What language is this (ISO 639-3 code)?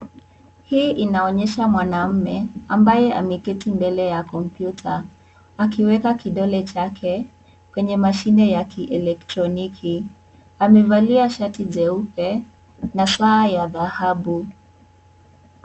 swa